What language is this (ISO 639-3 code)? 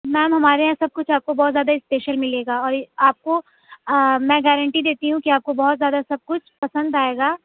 urd